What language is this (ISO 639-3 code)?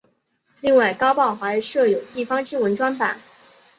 zho